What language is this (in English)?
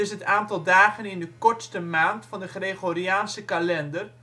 Dutch